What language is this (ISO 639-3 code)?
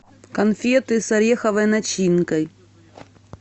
rus